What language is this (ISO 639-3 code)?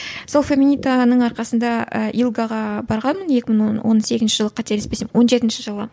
kaz